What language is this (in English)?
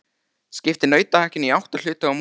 Icelandic